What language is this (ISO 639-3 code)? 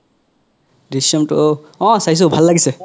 asm